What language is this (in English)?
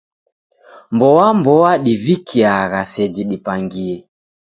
Taita